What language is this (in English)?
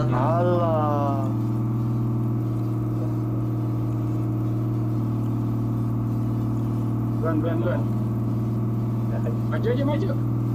Indonesian